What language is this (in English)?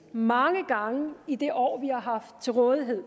Danish